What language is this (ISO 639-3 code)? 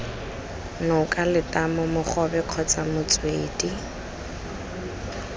tsn